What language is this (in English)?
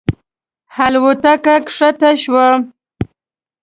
Pashto